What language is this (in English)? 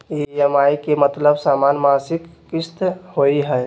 Magahi